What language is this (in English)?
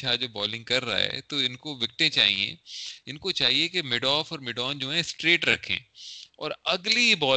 Urdu